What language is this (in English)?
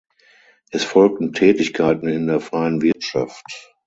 German